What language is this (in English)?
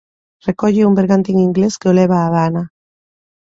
Galician